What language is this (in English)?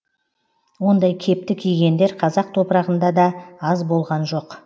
Kazakh